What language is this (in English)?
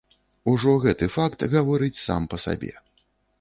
Belarusian